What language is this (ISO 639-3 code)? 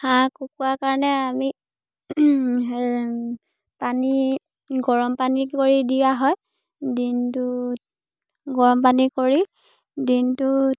asm